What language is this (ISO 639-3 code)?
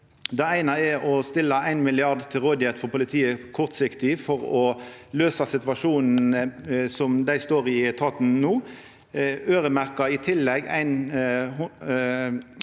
nor